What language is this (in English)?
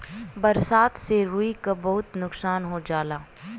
Bhojpuri